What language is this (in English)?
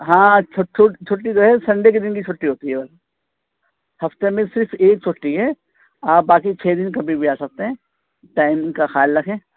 Urdu